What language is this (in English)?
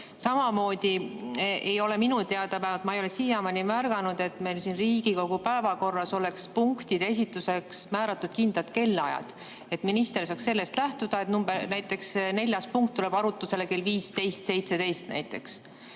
Estonian